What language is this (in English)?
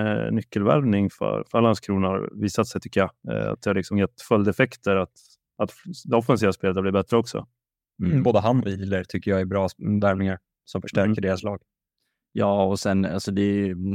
Swedish